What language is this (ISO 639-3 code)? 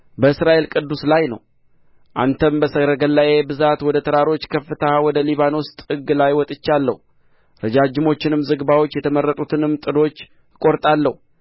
amh